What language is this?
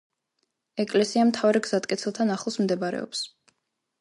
Georgian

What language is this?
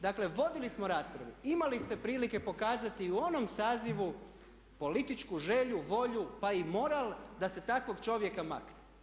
Croatian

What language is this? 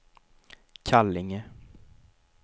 Swedish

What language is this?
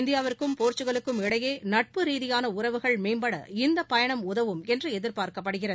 Tamil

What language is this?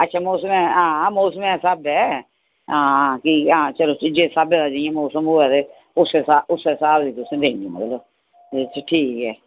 Dogri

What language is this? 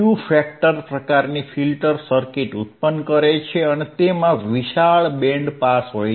Gujarati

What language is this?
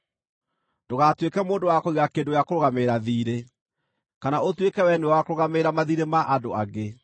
Kikuyu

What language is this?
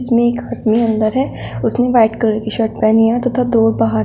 Hindi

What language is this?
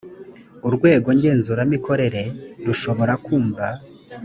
Kinyarwanda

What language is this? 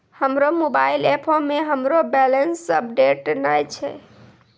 Maithili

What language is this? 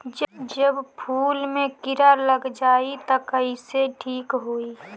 Bhojpuri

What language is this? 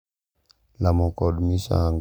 Luo (Kenya and Tanzania)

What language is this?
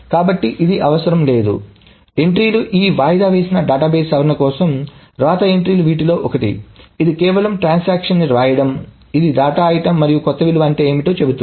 Telugu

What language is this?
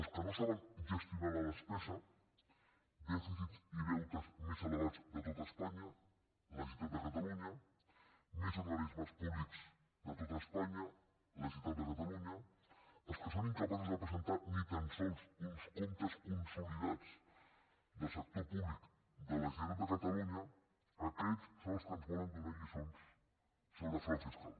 Catalan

